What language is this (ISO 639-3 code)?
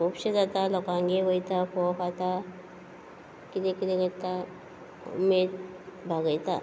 kok